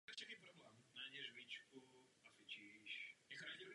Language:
Czech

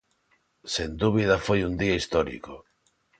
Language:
Galician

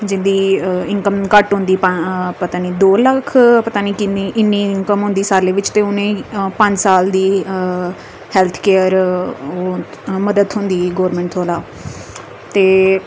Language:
Dogri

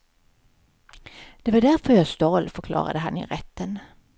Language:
Swedish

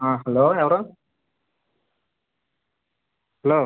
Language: Telugu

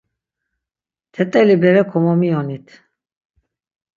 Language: Laz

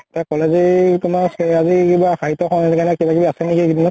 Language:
Assamese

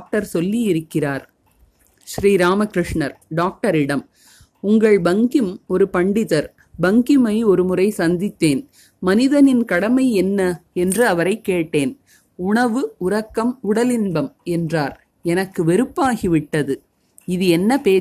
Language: Tamil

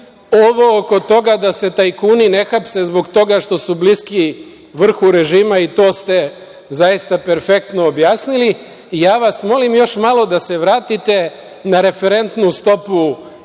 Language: Serbian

